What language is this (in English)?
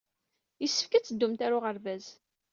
Kabyle